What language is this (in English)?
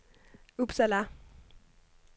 Danish